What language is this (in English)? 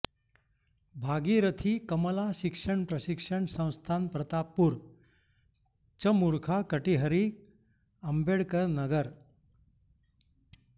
Sanskrit